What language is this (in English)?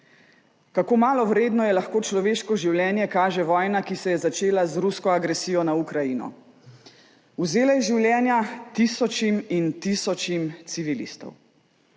Slovenian